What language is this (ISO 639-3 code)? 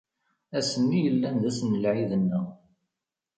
kab